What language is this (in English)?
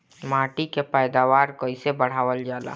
Bhojpuri